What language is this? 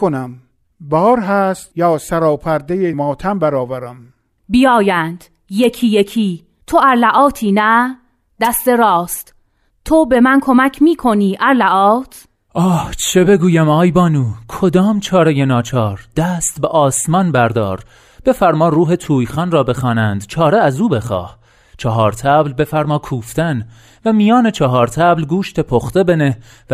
Persian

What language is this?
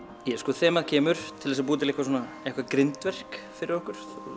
Icelandic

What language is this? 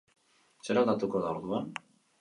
Basque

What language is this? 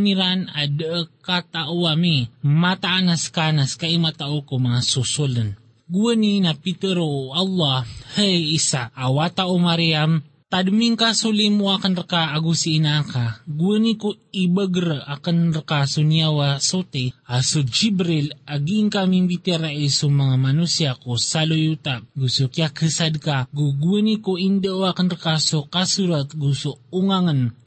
Filipino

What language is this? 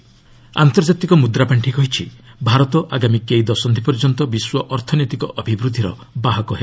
Odia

